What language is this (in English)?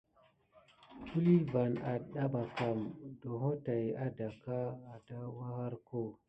Gidar